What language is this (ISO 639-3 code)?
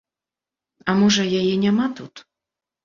bel